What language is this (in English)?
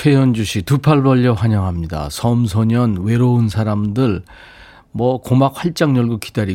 Korean